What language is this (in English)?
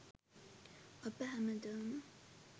Sinhala